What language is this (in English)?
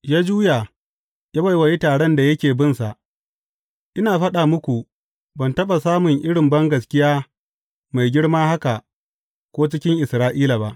Hausa